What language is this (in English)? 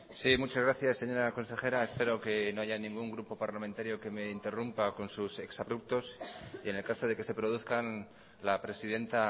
Spanish